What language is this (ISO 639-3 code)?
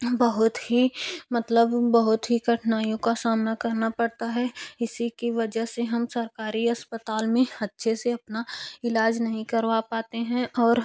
hin